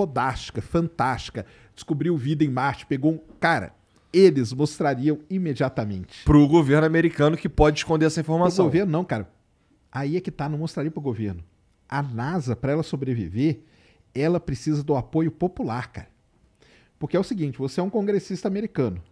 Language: Portuguese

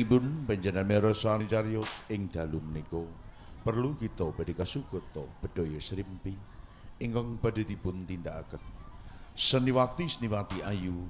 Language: Indonesian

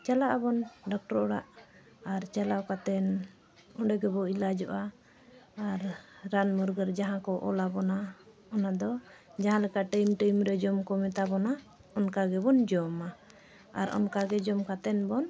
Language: Santali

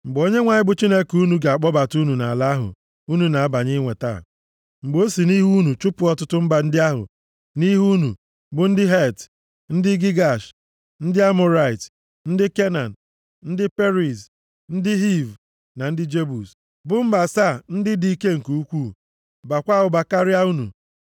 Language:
Igbo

